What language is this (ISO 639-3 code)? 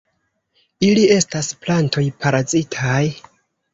epo